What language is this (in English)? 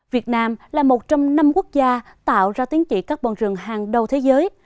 Vietnamese